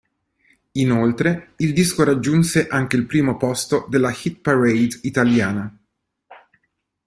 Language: Italian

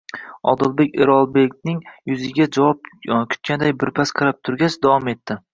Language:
Uzbek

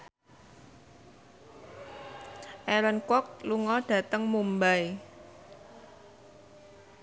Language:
Javanese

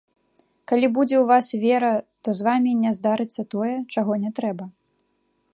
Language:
Belarusian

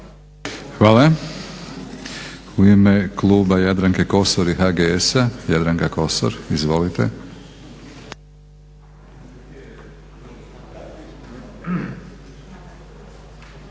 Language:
Croatian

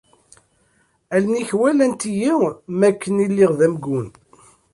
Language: Kabyle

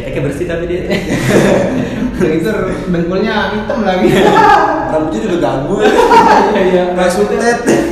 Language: Indonesian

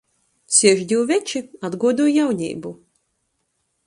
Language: Latgalian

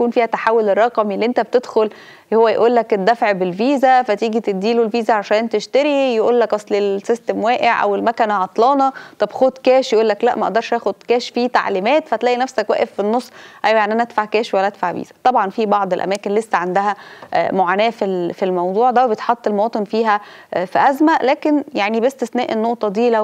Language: Arabic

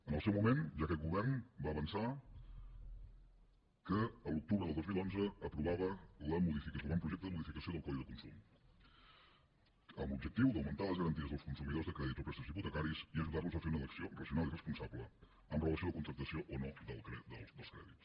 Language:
Catalan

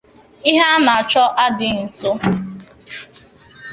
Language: Igbo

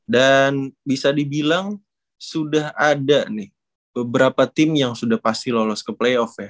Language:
Indonesian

